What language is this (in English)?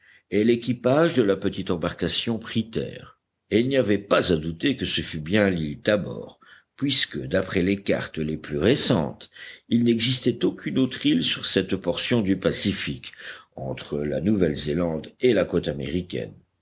French